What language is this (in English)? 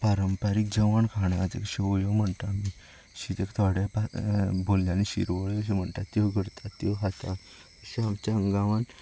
Konkani